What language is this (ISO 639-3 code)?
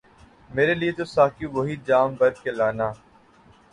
urd